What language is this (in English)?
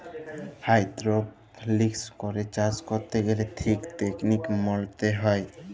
Bangla